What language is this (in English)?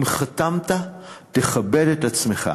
Hebrew